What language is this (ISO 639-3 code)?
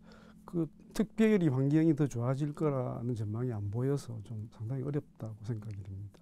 kor